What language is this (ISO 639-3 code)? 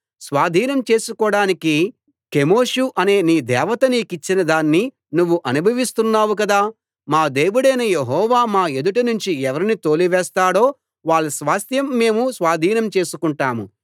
tel